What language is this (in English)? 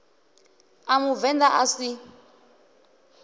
Venda